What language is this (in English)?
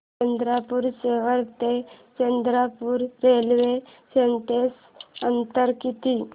Marathi